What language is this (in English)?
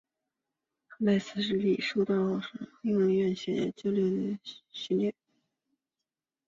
Chinese